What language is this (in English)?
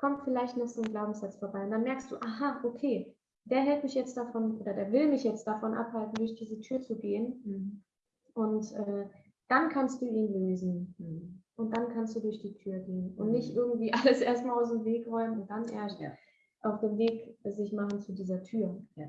German